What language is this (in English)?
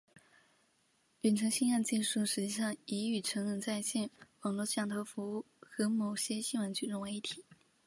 Chinese